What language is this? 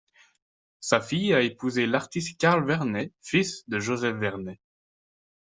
French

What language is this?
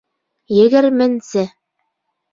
Bashkir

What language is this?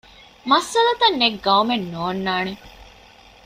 Divehi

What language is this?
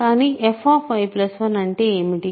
Telugu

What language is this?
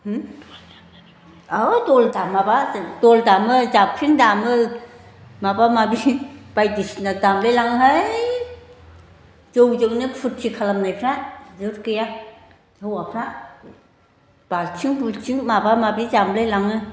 Bodo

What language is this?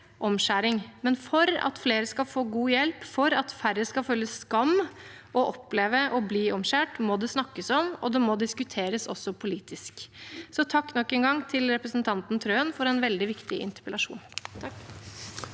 Norwegian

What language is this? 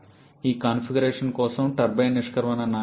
Telugu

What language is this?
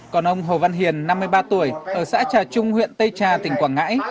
Vietnamese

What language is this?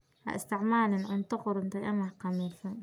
Somali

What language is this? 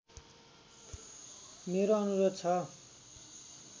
Nepali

